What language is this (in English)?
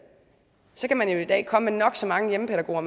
Danish